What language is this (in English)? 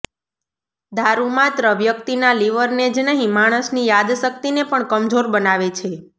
Gujarati